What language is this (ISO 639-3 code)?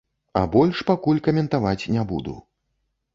bel